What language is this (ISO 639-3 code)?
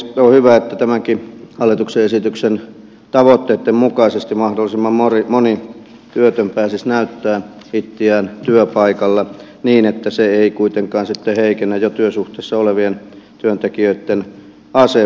fin